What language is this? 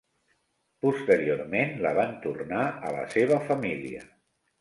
Catalan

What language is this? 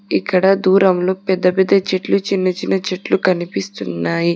Telugu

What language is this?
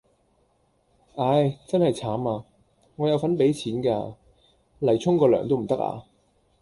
Cantonese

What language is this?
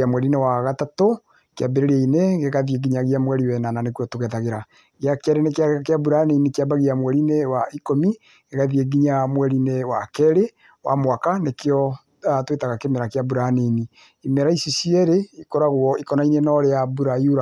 Kikuyu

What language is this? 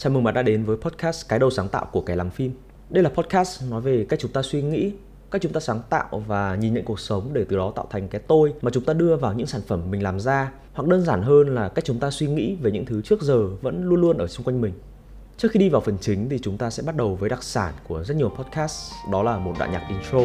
Vietnamese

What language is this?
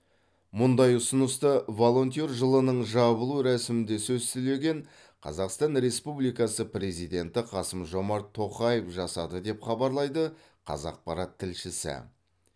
Kazakh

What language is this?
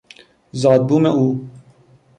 Persian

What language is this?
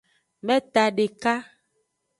Aja (Benin)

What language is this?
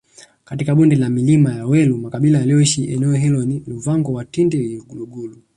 Swahili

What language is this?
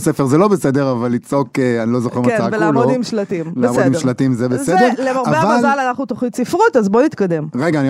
Hebrew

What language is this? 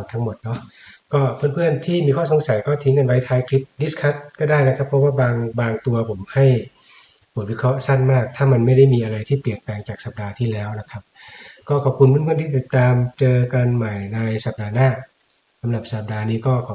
Thai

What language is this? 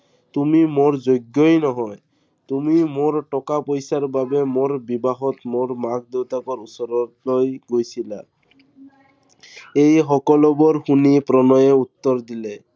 Assamese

